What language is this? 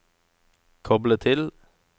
Norwegian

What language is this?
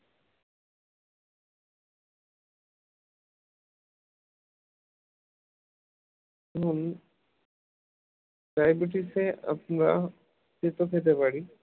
Bangla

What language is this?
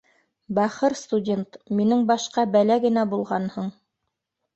Bashkir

